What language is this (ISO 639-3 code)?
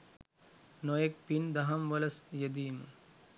sin